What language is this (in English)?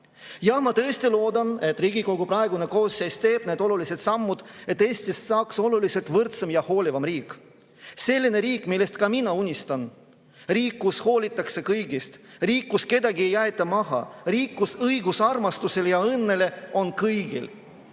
Estonian